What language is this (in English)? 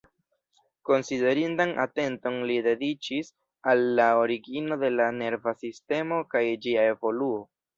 Esperanto